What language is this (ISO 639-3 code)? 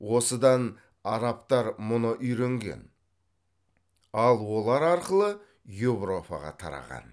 kaz